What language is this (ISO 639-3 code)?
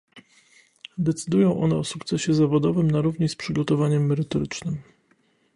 pol